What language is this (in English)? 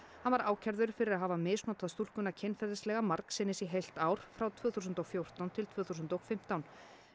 Icelandic